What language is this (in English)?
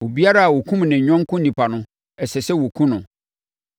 Akan